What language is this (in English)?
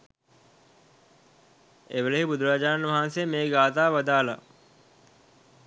Sinhala